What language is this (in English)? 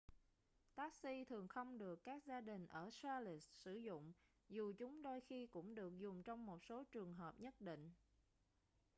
Vietnamese